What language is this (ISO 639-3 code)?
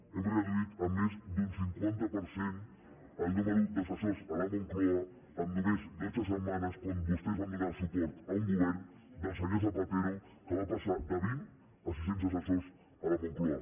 cat